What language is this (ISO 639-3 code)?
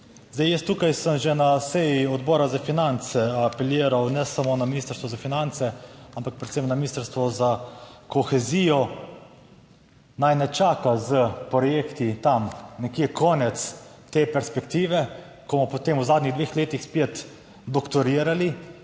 slv